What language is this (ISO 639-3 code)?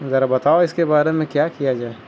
urd